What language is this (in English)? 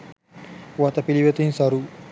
Sinhala